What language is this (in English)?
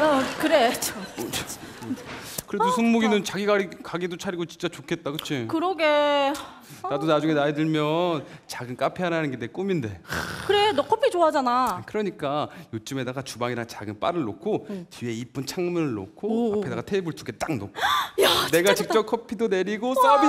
Korean